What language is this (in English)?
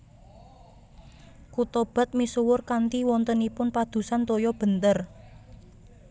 Javanese